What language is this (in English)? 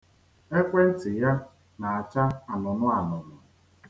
Igbo